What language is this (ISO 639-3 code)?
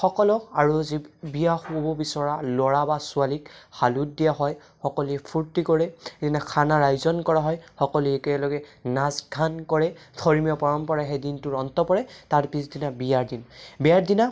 asm